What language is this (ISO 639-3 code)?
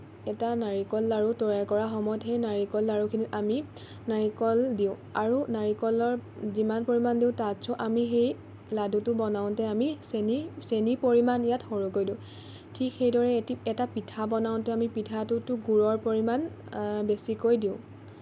asm